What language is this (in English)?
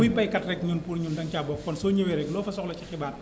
Wolof